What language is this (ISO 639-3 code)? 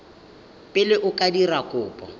tsn